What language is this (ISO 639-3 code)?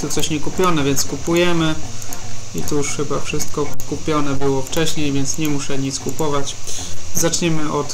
pol